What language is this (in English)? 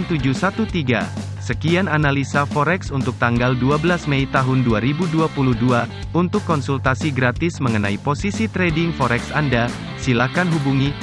Indonesian